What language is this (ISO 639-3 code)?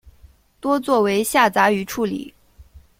zho